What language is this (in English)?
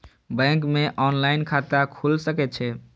Maithili